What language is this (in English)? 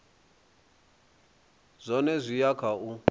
Venda